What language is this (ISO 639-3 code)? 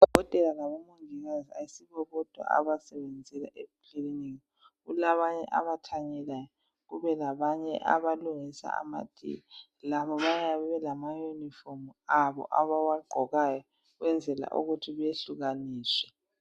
nde